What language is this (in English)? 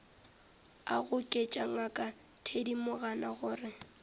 Northern Sotho